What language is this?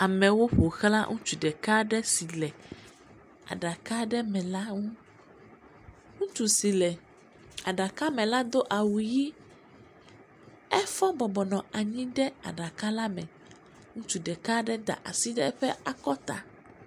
Ewe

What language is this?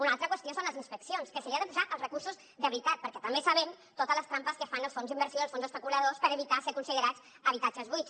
Catalan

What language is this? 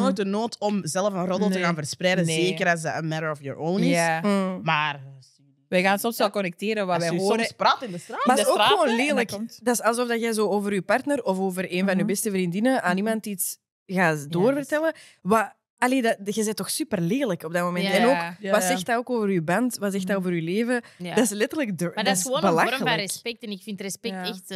Dutch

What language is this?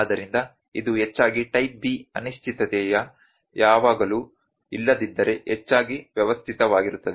Kannada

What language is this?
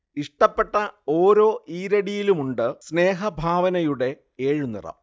Malayalam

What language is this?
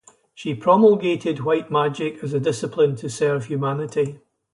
English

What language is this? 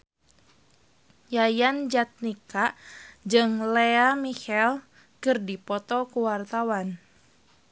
Sundanese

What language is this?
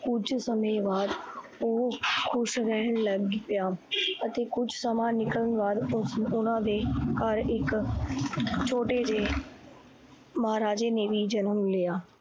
Punjabi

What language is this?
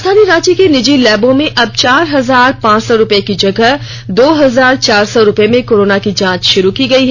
Hindi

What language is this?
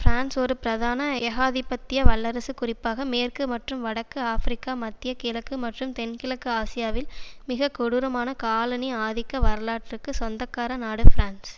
Tamil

